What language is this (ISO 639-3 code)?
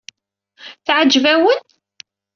kab